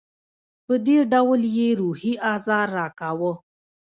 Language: Pashto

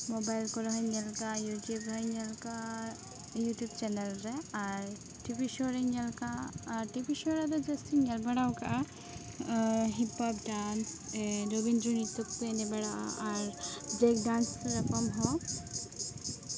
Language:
Santali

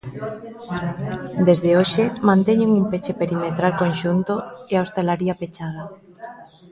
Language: Galician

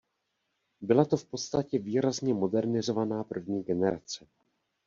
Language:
Czech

